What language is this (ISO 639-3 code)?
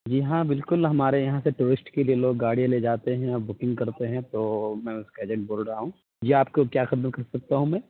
urd